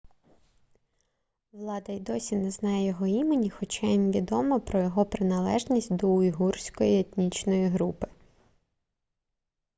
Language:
Ukrainian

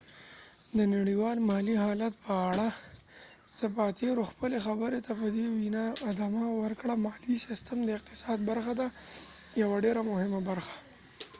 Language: Pashto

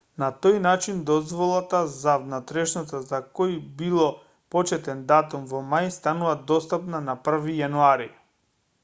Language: Macedonian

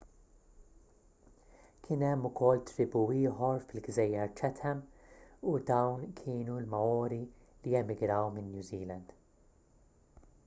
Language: Maltese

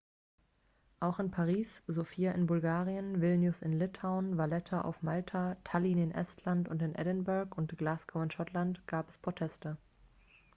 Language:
German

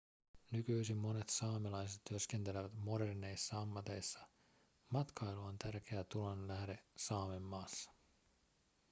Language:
Finnish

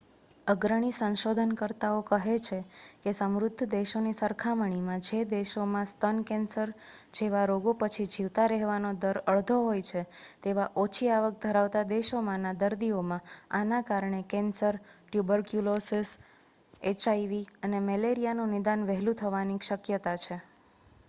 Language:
Gujarati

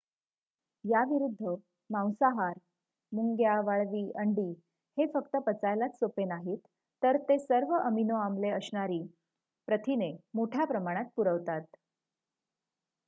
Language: Marathi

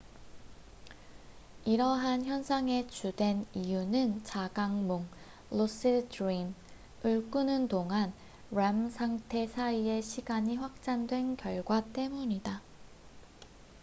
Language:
Korean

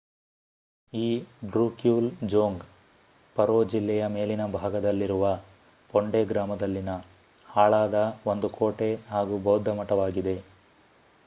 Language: Kannada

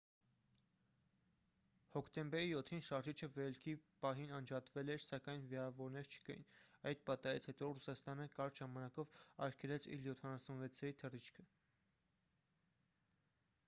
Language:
Armenian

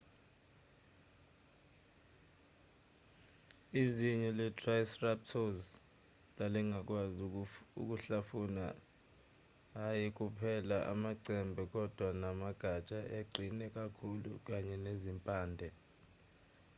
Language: Zulu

